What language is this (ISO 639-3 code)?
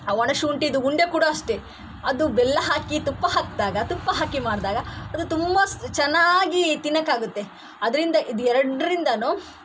kan